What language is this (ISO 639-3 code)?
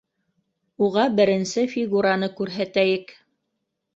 bak